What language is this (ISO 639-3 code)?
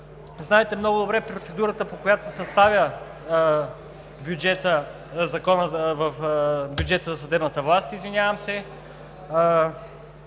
bul